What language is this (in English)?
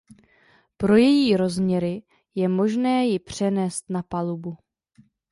Czech